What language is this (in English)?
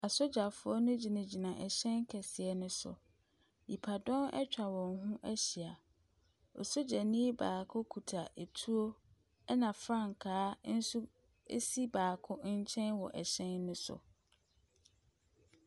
Akan